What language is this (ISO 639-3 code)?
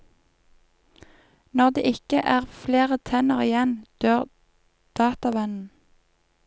nor